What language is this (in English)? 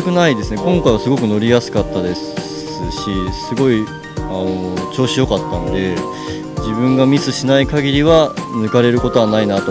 Japanese